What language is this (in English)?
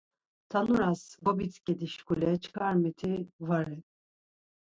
Laz